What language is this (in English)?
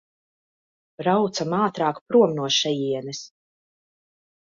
Latvian